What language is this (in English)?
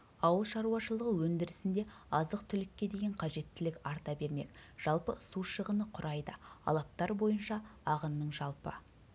Kazakh